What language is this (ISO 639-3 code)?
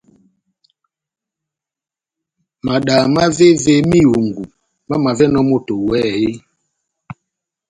bnm